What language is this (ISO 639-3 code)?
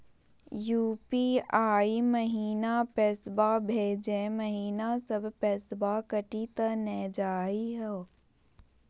mag